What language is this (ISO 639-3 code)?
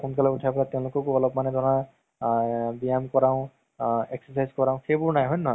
asm